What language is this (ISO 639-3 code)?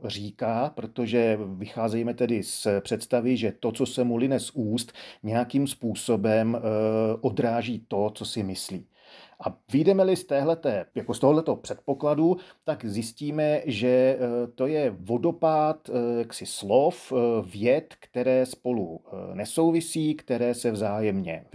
ces